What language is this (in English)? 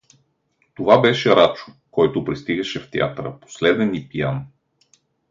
Bulgarian